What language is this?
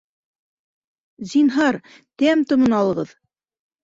Bashkir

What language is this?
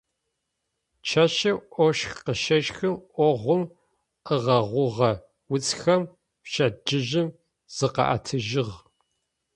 Adyghe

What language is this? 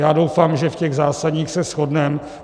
Czech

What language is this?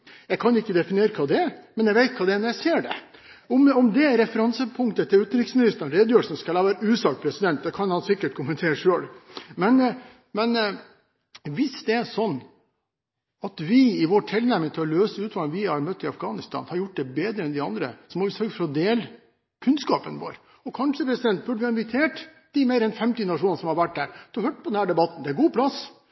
Norwegian Bokmål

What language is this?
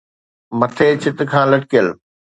Sindhi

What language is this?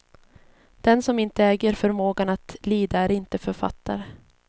Swedish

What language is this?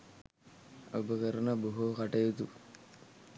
Sinhala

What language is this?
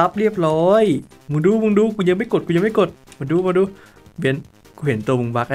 Thai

